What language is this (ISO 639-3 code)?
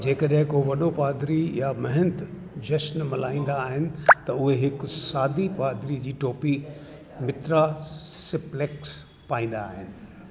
snd